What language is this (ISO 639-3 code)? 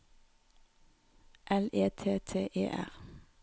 nor